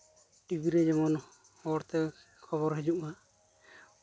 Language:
Santali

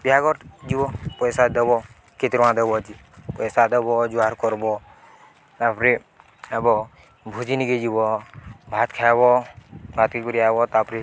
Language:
Odia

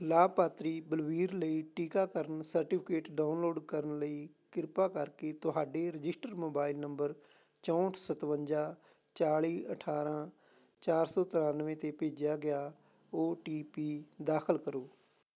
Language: Punjabi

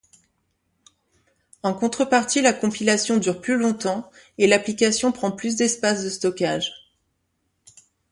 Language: French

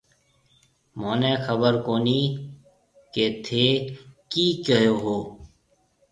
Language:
Marwari (Pakistan)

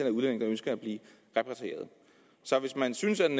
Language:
Danish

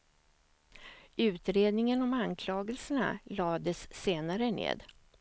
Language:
Swedish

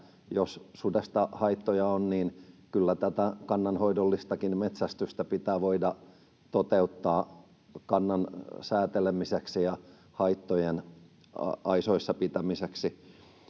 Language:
Finnish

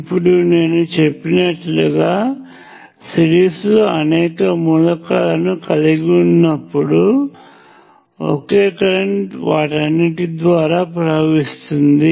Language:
Telugu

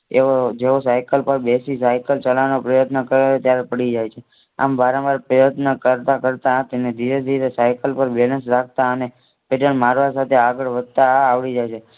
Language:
Gujarati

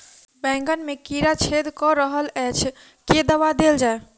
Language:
Maithili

